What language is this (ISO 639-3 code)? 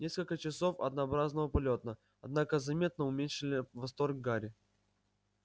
rus